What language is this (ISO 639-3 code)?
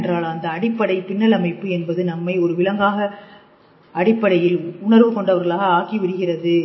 tam